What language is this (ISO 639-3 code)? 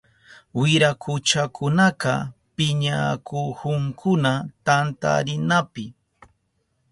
qup